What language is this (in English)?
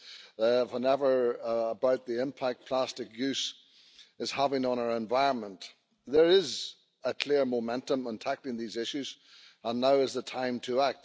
Finnish